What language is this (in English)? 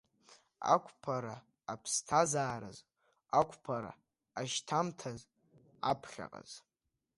Abkhazian